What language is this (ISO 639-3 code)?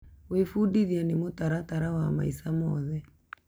kik